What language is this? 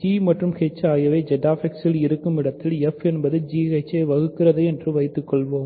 Tamil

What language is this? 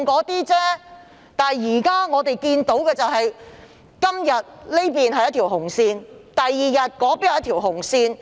Cantonese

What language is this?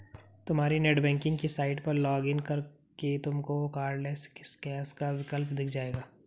Hindi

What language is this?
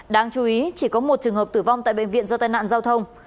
Vietnamese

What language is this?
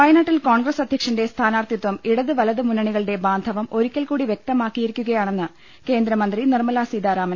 Malayalam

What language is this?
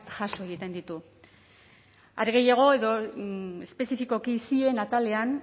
Basque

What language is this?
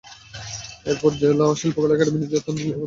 Bangla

